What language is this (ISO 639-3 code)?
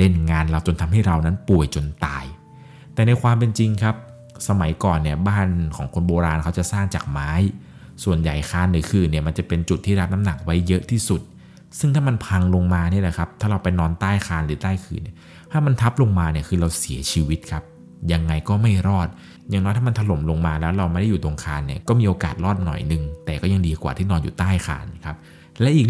tha